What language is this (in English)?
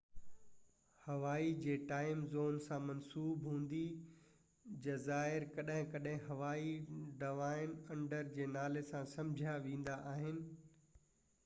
Sindhi